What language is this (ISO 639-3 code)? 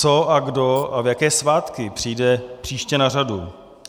ces